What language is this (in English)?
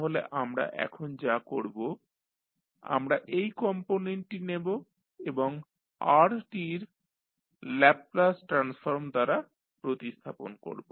Bangla